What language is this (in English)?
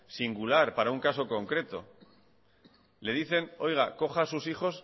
Spanish